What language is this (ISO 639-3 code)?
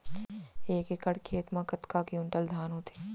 hne